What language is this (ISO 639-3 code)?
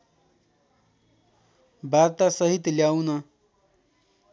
nep